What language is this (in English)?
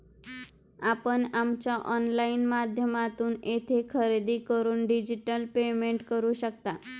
Marathi